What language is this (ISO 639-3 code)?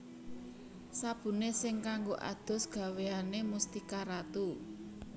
jav